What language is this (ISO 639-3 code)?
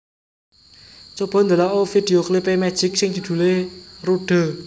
jav